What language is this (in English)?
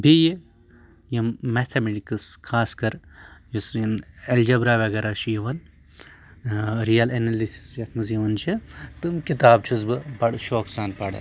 Kashmiri